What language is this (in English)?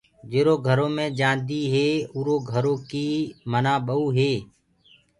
Gurgula